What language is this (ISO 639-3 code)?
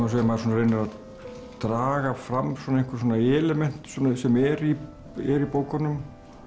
isl